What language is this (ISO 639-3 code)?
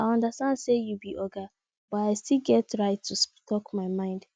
pcm